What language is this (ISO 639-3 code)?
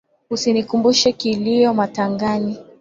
swa